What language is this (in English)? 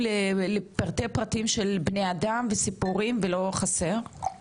Hebrew